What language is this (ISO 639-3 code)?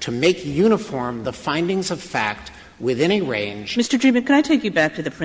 eng